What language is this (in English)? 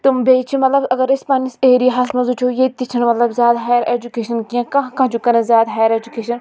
Kashmiri